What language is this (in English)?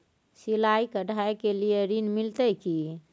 Maithili